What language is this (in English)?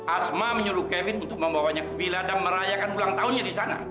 Indonesian